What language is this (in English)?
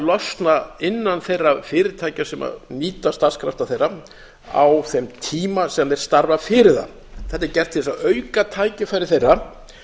Icelandic